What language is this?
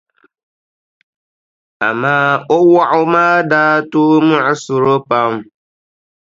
Dagbani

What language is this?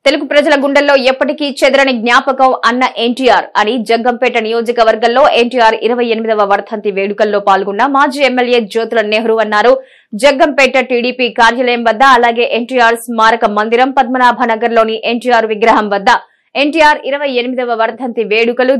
Telugu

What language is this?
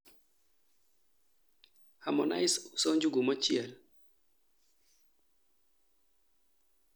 Luo (Kenya and Tanzania)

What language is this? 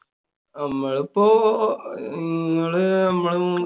Malayalam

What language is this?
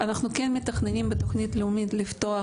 Hebrew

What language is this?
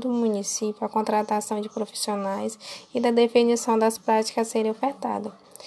Portuguese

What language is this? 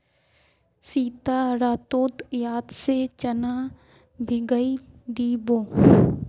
Magahi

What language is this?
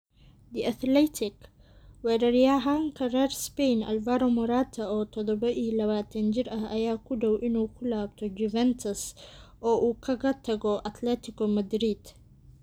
Somali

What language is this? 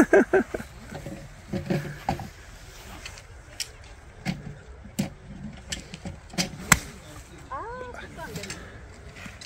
Korean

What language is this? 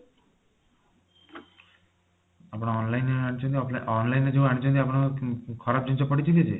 Odia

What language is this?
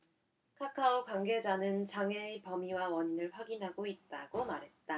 Korean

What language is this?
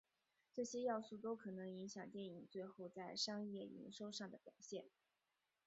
Chinese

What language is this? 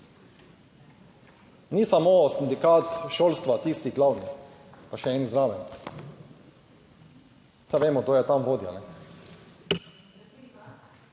Slovenian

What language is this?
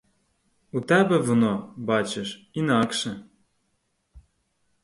Ukrainian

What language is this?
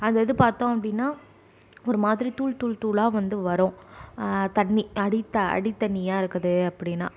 Tamil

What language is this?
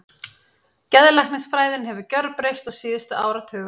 Icelandic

